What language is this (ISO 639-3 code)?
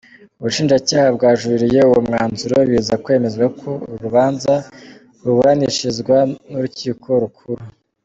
kin